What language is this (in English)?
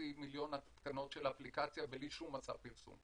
Hebrew